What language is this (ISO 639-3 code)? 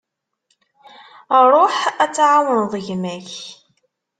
kab